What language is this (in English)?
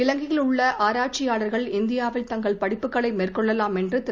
Tamil